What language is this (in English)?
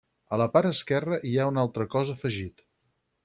Catalan